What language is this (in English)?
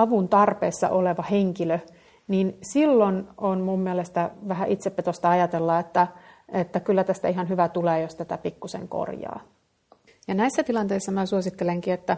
Finnish